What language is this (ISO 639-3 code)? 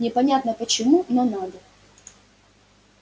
rus